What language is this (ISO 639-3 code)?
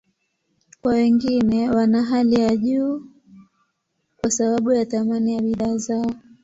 swa